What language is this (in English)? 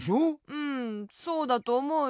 Japanese